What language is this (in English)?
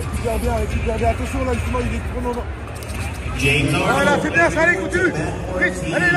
French